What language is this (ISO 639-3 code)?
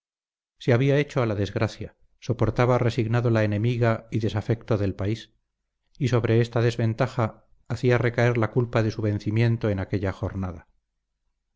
spa